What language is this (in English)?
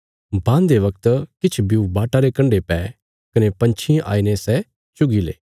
Bilaspuri